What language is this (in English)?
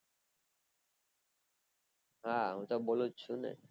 Gujarati